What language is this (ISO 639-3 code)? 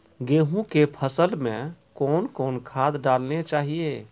mai